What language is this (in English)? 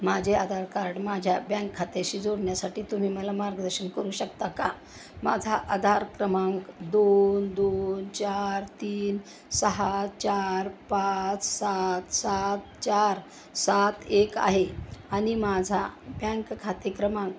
Marathi